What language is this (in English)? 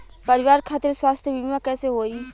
Bhojpuri